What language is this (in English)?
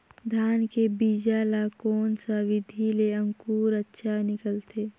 Chhattisgarhi